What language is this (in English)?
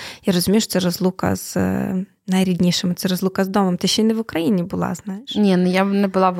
Ukrainian